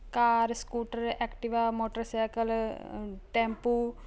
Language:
Punjabi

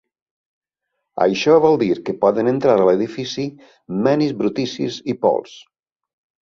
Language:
Catalan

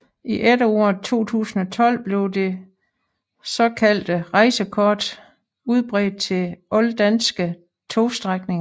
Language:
Danish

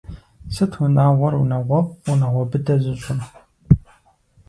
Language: Kabardian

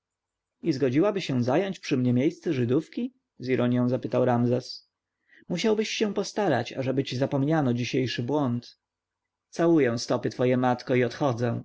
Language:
Polish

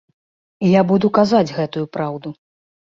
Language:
Belarusian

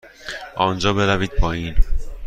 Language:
Persian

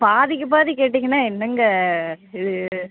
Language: Tamil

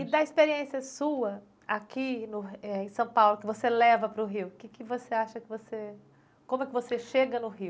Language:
Portuguese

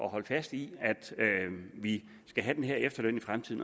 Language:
Danish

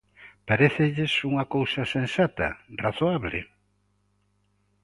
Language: Galician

